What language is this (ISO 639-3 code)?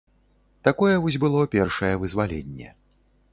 bel